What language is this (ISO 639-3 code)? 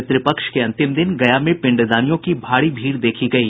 hin